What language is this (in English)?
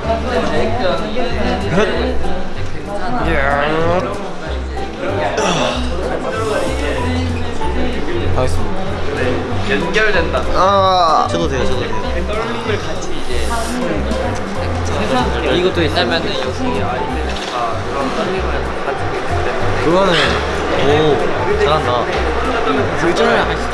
Korean